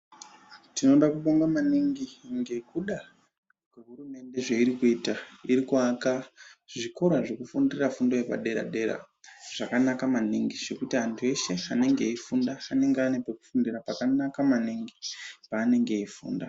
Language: Ndau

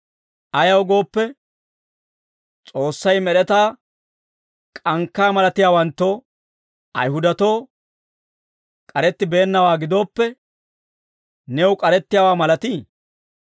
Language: Dawro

